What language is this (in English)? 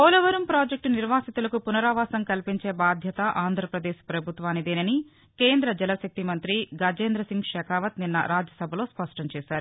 Telugu